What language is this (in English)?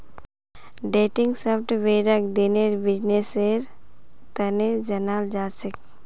Magahi